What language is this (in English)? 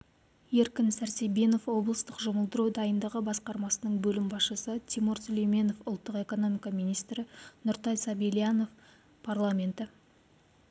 Kazakh